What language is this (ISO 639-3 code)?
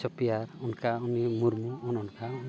sat